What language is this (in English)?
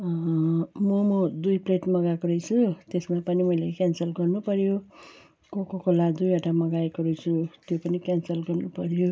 Nepali